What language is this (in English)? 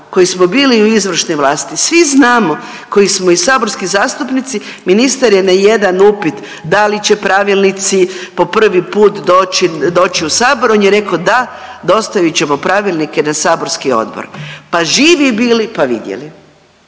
Croatian